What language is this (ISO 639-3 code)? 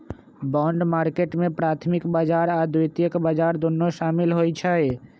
mag